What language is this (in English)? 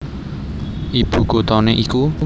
Javanese